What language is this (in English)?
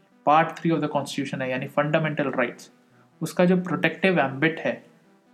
Hindi